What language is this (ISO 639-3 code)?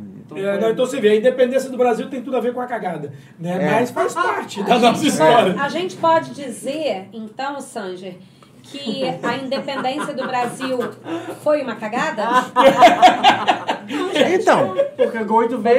por